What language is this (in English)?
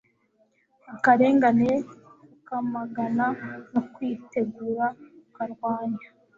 Kinyarwanda